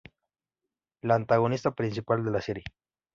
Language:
Spanish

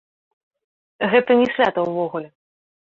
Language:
Belarusian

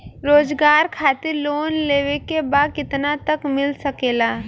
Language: Bhojpuri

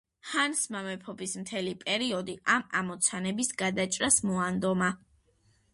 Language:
Georgian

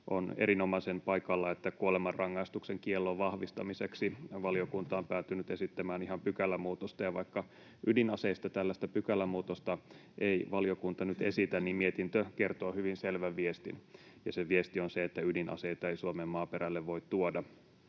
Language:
Finnish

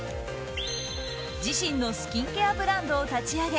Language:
Japanese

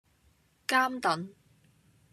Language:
Cantonese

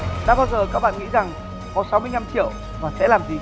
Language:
Vietnamese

